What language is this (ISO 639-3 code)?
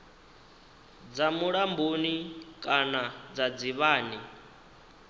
ven